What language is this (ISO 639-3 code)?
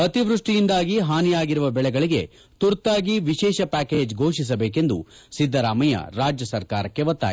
kan